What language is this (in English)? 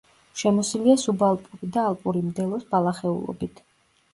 Georgian